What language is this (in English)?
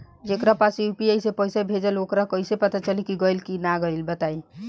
Bhojpuri